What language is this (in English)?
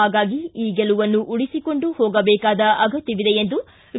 Kannada